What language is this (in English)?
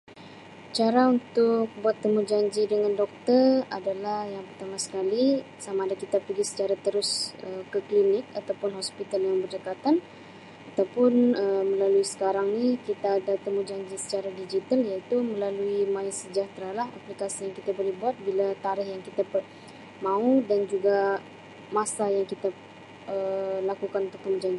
Sabah Malay